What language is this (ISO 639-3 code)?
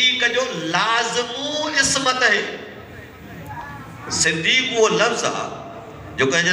hin